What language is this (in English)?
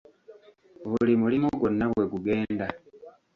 Ganda